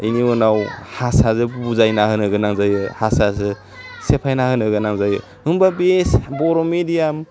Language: Bodo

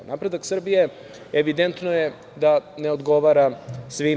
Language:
Serbian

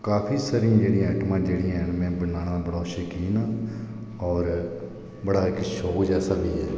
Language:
Dogri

